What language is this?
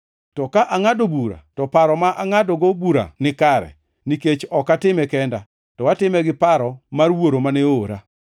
Luo (Kenya and Tanzania)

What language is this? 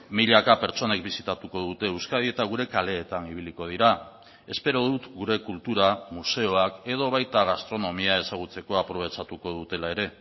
Basque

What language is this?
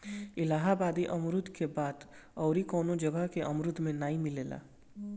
Bhojpuri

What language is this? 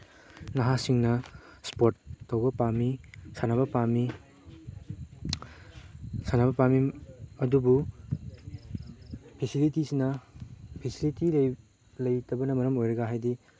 Manipuri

